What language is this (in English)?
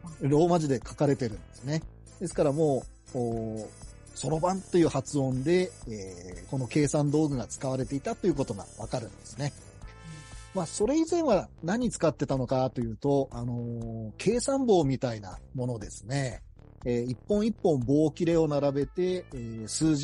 Japanese